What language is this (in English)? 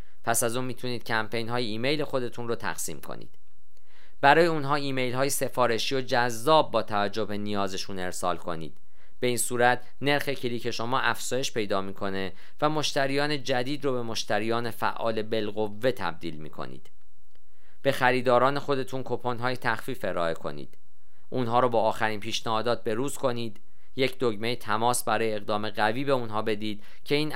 Persian